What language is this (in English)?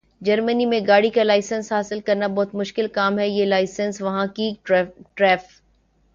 Urdu